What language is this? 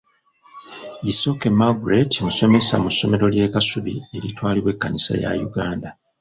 Ganda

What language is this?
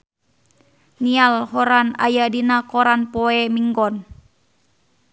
Sundanese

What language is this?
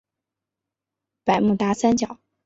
Chinese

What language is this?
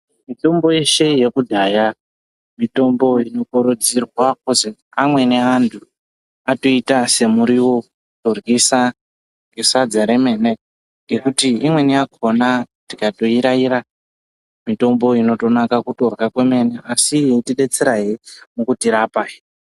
Ndau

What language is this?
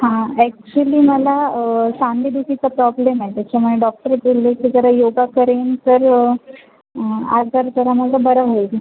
Marathi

